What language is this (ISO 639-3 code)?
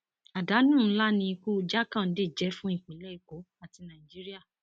yor